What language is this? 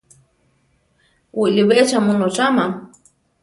Central Tarahumara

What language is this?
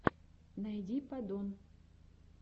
Russian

